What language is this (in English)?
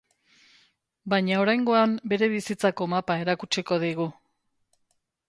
Basque